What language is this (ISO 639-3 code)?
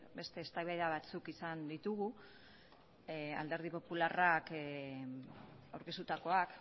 eus